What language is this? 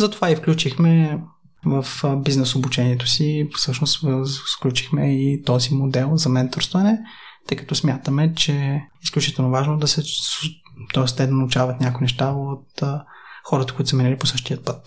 Bulgarian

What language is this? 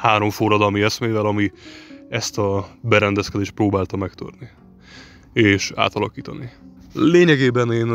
Hungarian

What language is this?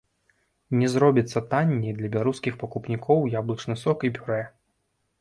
Belarusian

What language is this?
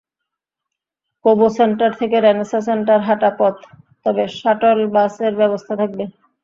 Bangla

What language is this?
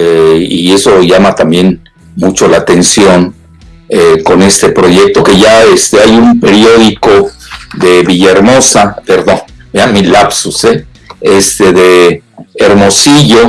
Spanish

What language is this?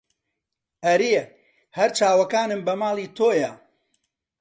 Central Kurdish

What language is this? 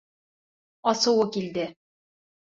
Bashkir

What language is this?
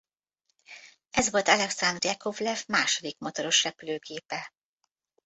Hungarian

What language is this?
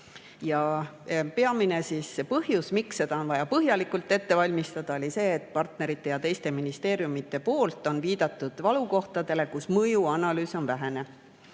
Estonian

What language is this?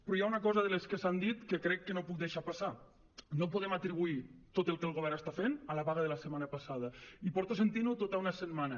Catalan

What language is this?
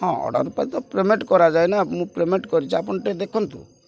Odia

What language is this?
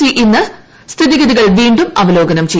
Malayalam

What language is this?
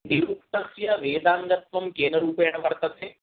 Sanskrit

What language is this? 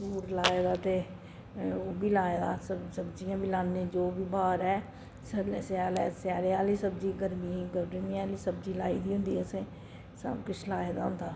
Dogri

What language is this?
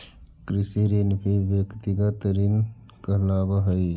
Magahi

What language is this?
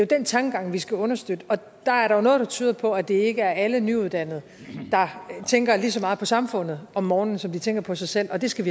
Danish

